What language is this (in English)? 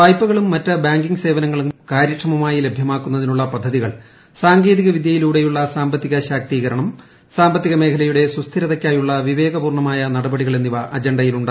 Malayalam